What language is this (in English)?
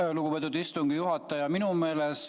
Estonian